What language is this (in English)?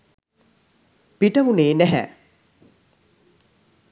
Sinhala